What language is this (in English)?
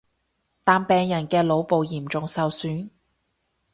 Cantonese